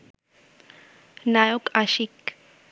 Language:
Bangla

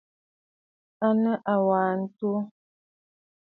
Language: Bafut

